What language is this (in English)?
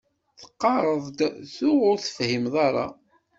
Kabyle